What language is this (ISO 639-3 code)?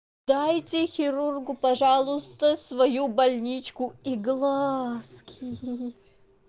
rus